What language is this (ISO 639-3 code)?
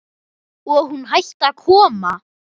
isl